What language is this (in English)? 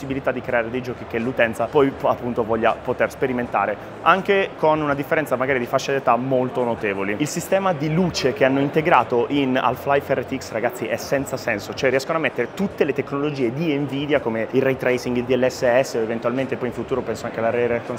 Italian